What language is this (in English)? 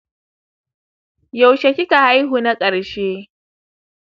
Hausa